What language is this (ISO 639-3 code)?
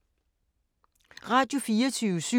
dan